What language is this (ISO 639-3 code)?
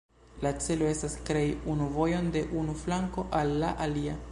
epo